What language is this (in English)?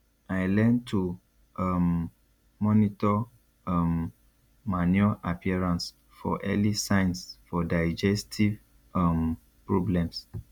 Nigerian Pidgin